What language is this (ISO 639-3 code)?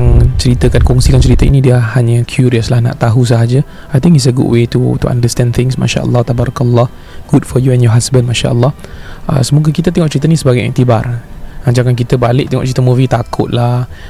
msa